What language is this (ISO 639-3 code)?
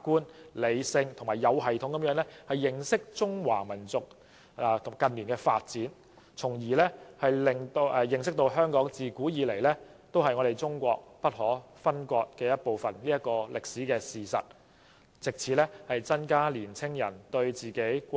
yue